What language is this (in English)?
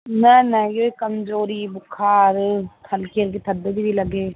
Sindhi